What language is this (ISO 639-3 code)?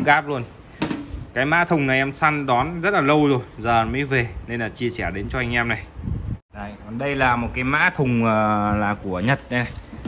vie